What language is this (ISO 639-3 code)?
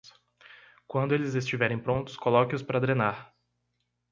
por